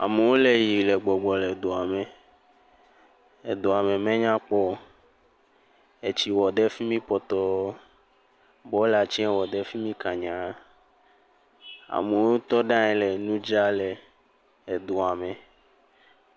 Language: Ewe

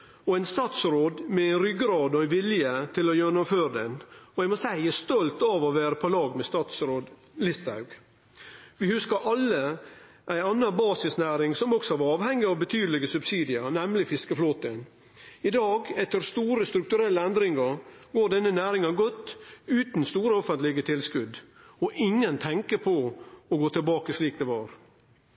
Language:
Norwegian Nynorsk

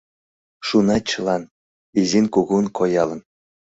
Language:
Mari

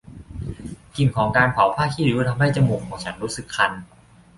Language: Thai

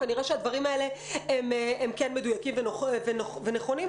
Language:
Hebrew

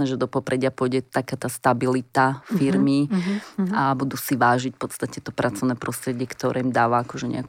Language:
Slovak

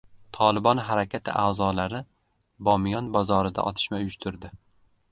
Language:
Uzbek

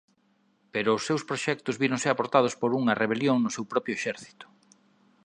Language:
Galician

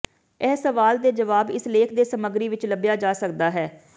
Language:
Punjabi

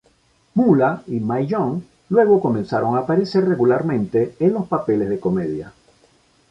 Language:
Spanish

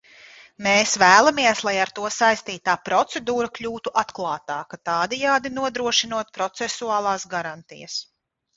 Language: Latvian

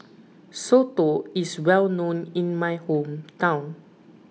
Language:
English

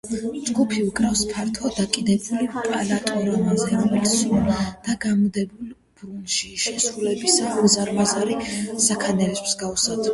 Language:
Georgian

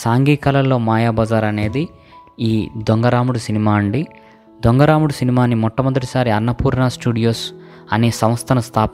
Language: Telugu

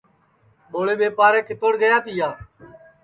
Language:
Sansi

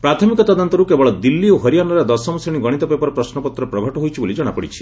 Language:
Odia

